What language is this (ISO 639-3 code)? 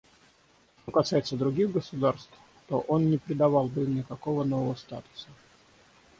rus